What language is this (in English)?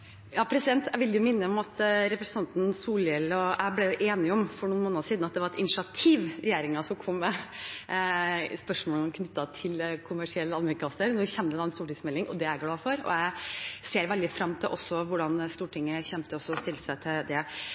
Norwegian Bokmål